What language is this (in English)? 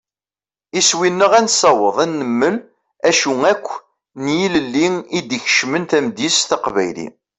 Kabyle